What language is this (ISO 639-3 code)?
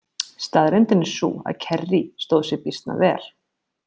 isl